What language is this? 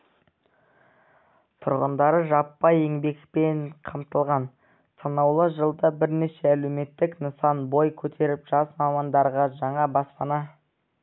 Kazakh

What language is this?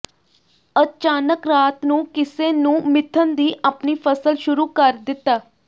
Punjabi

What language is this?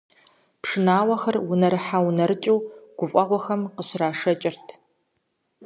Kabardian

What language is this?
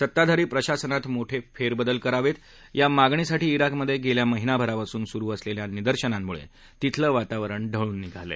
Marathi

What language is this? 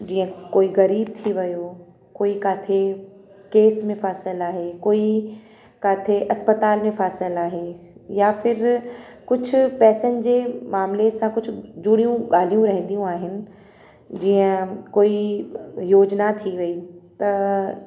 Sindhi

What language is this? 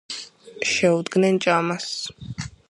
Georgian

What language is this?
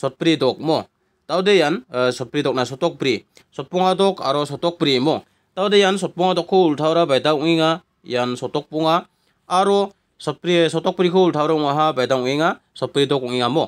Indonesian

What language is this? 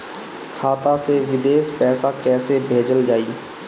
Bhojpuri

